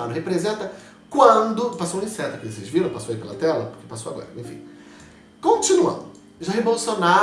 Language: Portuguese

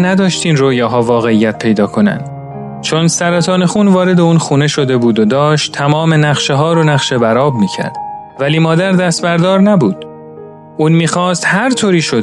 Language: Persian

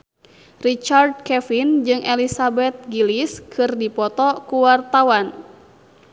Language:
Sundanese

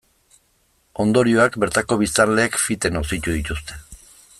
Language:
Basque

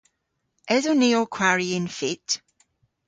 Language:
Cornish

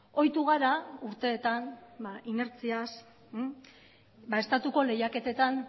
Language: Basque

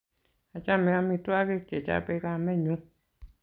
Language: Kalenjin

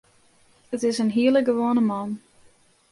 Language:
Western Frisian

